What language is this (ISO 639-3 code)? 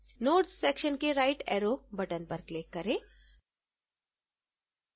hin